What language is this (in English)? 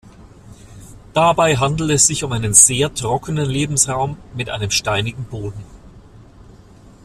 German